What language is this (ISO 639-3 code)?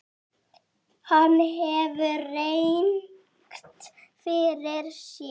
isl